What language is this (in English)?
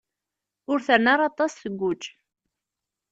Kabyle